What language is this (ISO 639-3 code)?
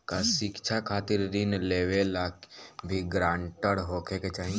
bho